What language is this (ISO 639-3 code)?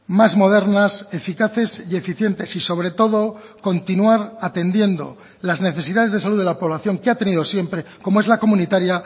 spa